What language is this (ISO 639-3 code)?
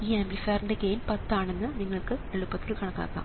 mal